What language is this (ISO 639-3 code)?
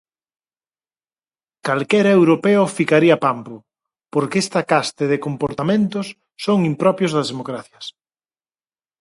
glg